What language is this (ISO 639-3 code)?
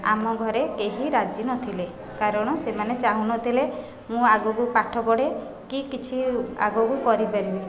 ori